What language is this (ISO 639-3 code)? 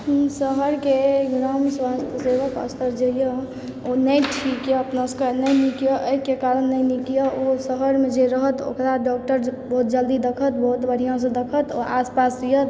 mai